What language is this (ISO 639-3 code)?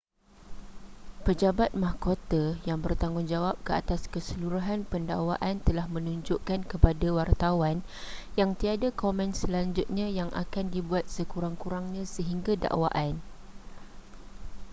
msa